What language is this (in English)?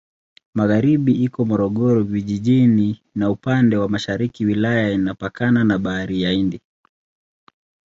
Swahili